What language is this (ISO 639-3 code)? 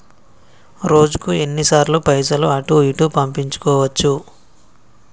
tel